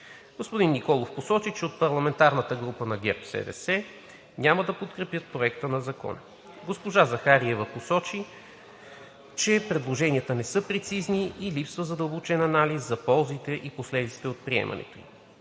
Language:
Bulgarian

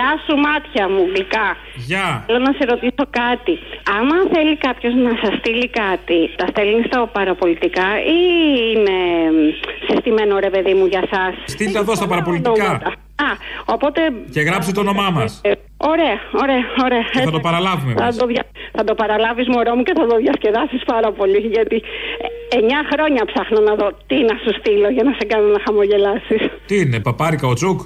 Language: Greek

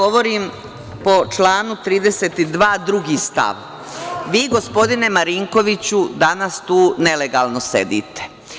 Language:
Serbian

